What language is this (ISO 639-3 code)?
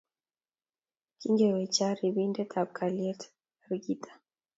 kln